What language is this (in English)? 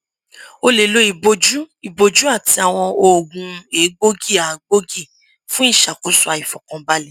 Yoruba